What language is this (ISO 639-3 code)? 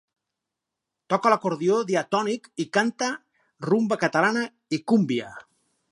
cat